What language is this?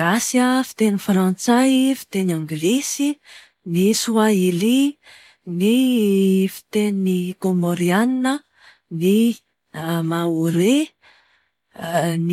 Malagasy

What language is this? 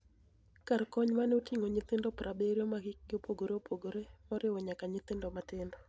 Luo (Kenya and Tanzania)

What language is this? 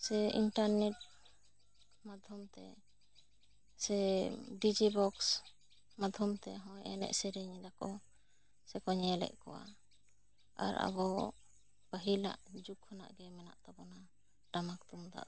Santali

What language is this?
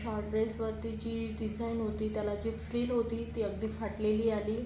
Marathi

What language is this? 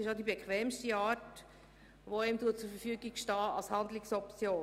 Swiss German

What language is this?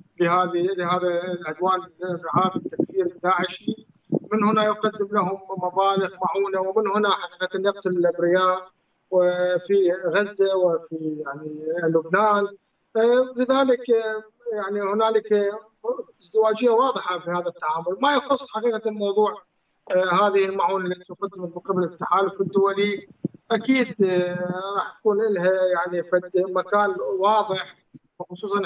Arabic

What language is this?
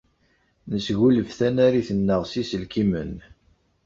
Kabyle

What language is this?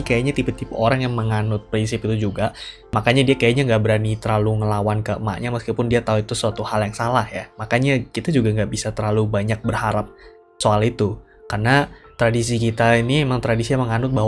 Indonesian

